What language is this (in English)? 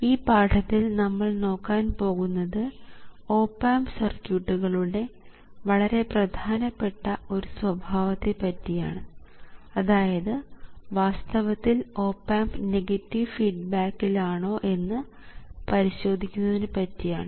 Malayalam